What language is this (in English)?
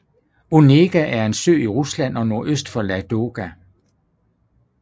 Danish